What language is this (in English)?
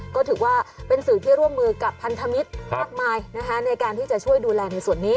Thai